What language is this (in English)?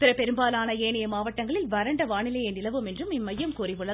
Tamil